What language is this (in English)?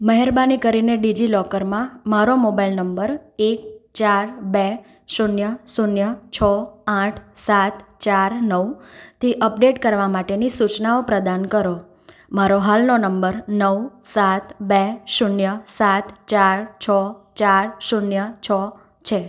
Gujarati